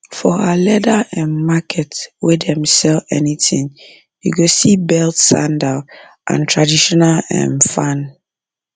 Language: Nigerian Pidgin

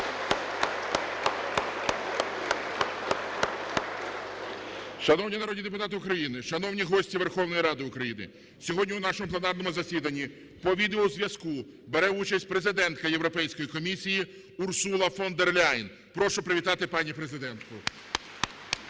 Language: Ukrainian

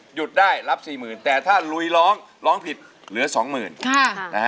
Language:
Thai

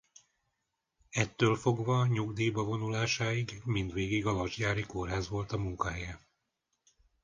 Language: Hungarian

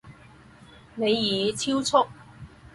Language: Chinese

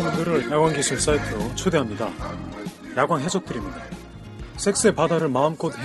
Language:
Korean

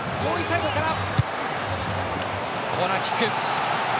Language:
Japanese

